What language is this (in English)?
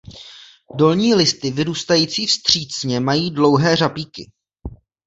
Czech